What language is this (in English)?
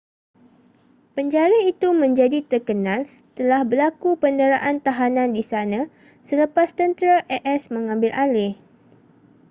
Malay